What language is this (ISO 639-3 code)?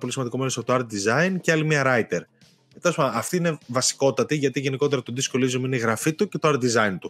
ell